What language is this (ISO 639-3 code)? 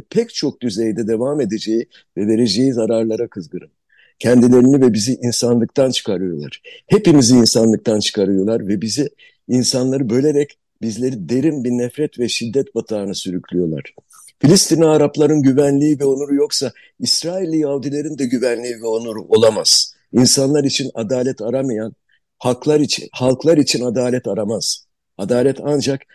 tur